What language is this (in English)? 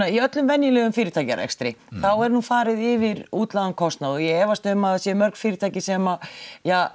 Icelandic